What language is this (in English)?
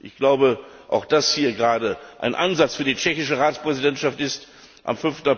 German